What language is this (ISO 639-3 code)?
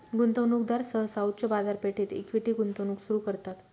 mar